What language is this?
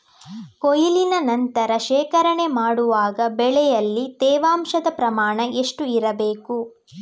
Kannada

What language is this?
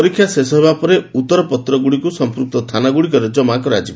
Odia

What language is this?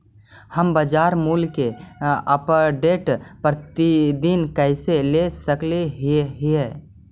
Magahi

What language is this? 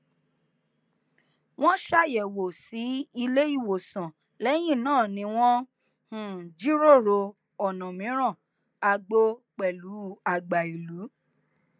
Yoruba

